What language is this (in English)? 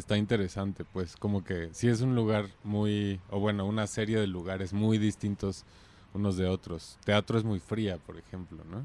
Spanish